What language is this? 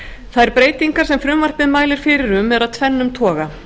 Icelandic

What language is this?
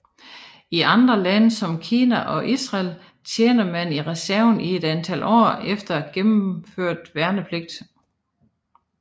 Danish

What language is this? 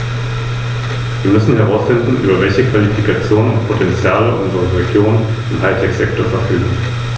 German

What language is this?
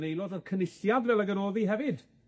Welsh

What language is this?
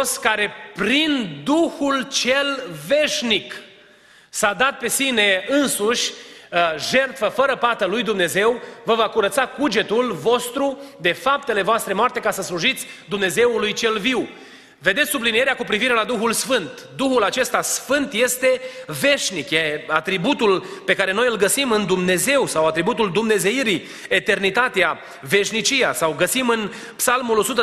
Romanian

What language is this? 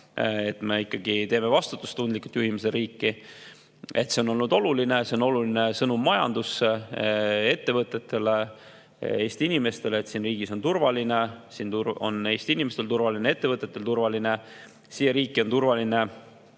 Estonian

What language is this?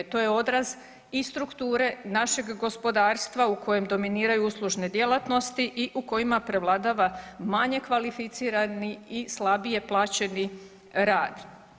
Croatian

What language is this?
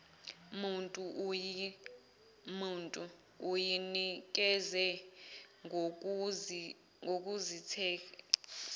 Zulu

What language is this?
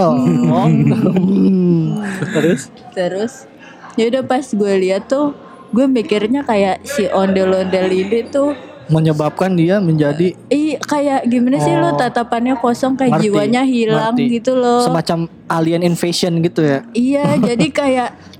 Indonesian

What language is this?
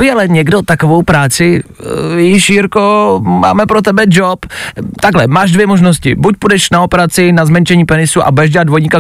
Czech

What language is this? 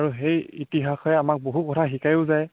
Assamese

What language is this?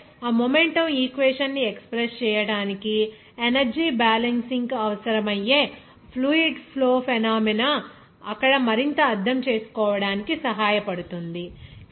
Telugu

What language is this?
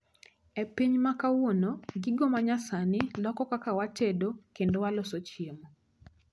Luo (Kenya and Tanzania)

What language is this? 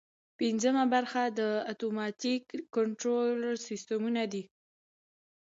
Pashto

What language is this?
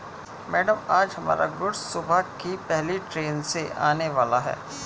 Hindi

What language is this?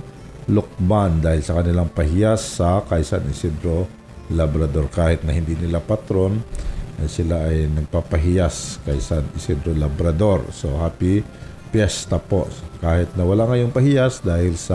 Filipino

